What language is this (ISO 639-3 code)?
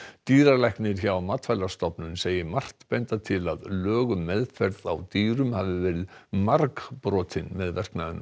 isl